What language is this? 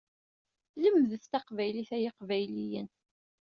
Kabyle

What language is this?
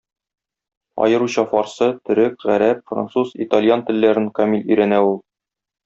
Tatar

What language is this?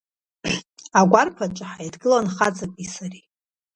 Abkhazian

